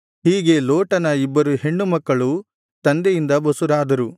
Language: Kannada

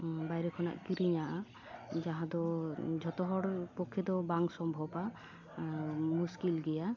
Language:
Santali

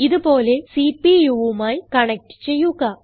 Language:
Malayalam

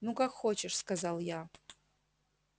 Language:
Russian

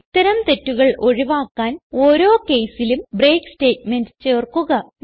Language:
Malayalam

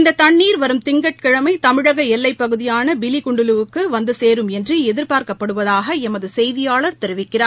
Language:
Tamil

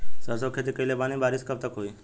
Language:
Bhojpuri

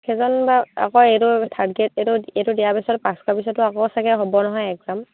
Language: Assamese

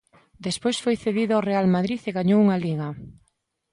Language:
Galician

